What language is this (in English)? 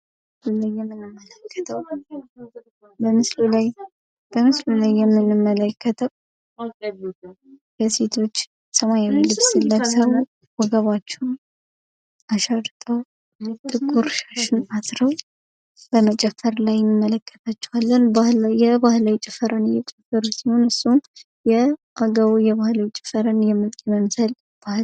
Amharic